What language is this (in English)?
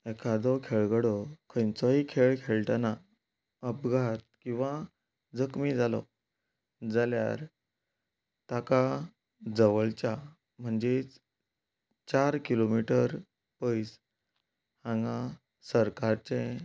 Konkani